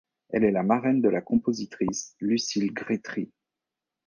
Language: French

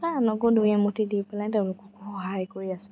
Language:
Assamese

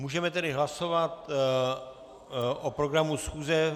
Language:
Czech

